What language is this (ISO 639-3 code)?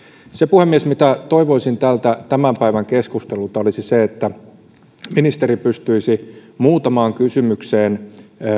fin